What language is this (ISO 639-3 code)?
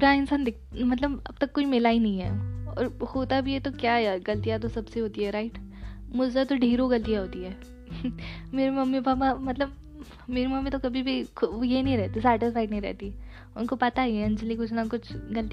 hin